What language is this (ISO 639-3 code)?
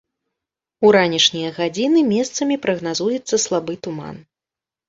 bel